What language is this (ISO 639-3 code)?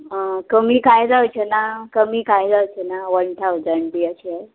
kok